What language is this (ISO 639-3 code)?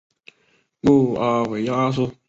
zho